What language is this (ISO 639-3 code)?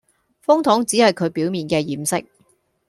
yue